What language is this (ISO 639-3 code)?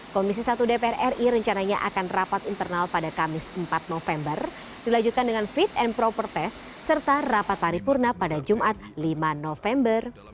ind